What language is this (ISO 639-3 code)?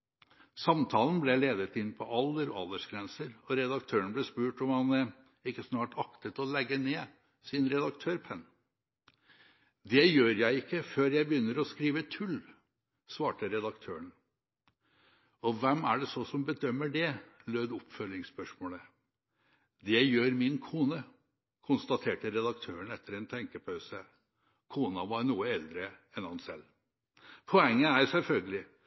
nob